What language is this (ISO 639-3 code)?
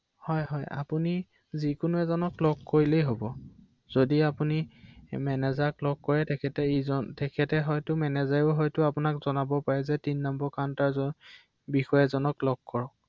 asm